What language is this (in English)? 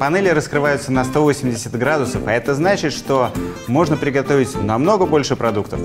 Russian